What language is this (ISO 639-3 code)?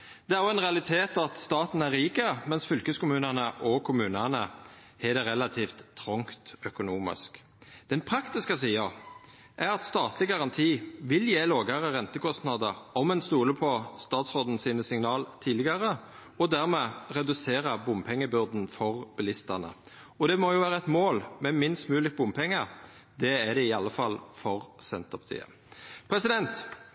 nno